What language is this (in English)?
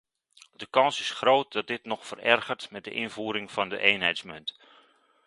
Dutch